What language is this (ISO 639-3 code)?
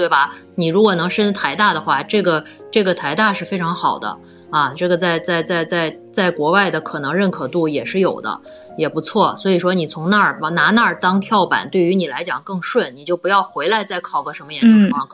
zho